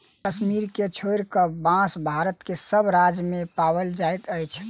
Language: Maithili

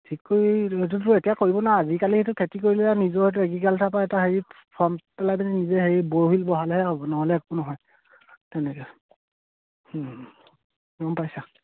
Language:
Assamese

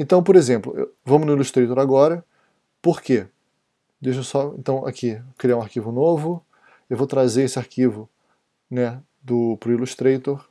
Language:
Portuguese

